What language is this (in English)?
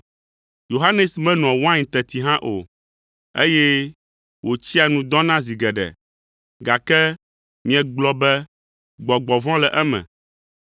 Ewe